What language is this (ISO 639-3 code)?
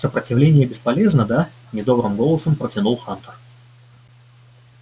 rus